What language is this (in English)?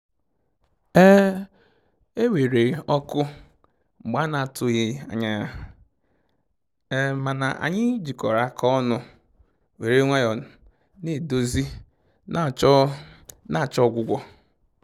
Igbo